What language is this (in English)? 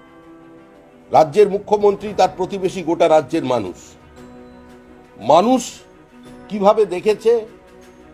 Romanian